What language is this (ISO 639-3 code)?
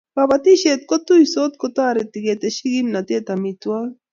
kln